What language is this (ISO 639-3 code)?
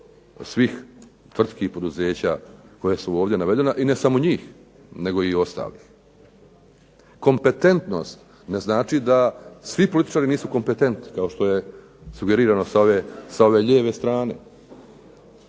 hrv